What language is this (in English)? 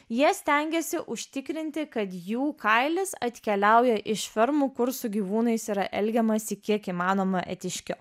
Lithuanian